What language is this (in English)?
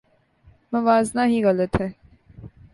Urdu